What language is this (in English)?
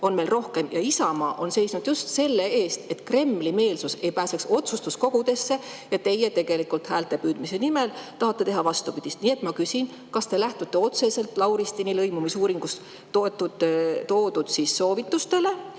Estonian